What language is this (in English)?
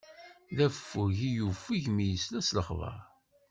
Kabyle